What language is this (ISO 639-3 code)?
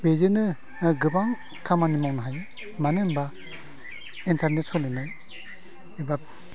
brx